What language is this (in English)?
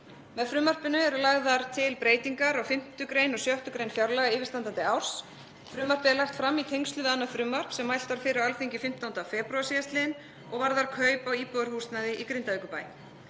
Icelandic